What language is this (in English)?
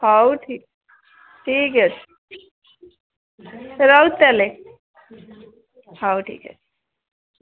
Odia